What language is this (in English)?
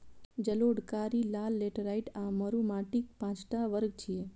Maithili